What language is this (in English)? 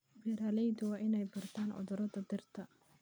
Somali